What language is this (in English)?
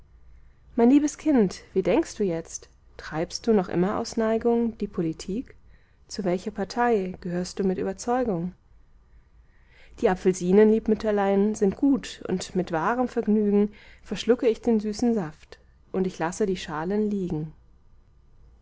German